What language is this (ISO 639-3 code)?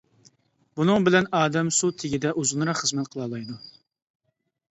uig